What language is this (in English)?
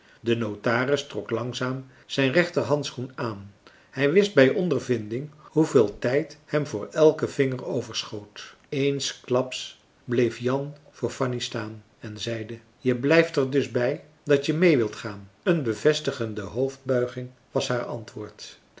Dutch